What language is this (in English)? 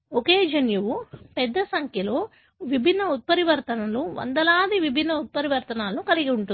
Telugu